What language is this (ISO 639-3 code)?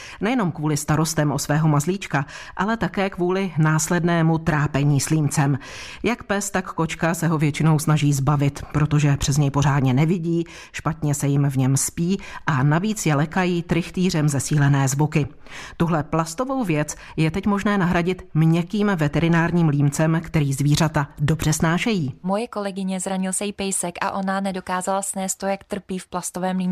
ces